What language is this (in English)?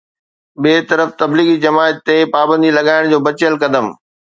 Sindhi